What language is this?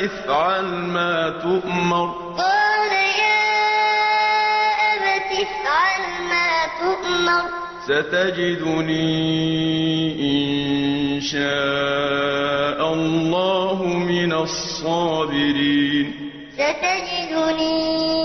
Arabic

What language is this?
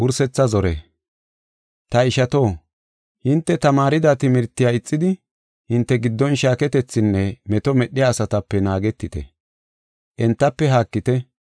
Gofa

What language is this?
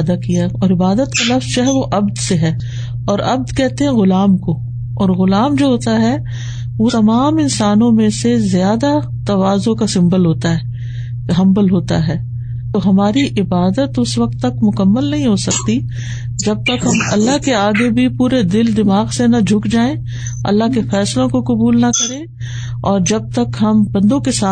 Urdu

